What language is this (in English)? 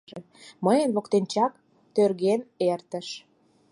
Mari